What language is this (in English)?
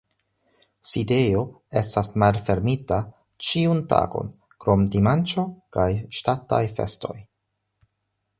Esperanto